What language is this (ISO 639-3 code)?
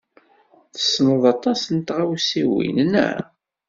kab